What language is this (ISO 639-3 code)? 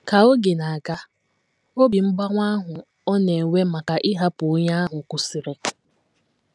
ibo